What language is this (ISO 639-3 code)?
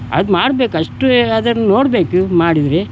kan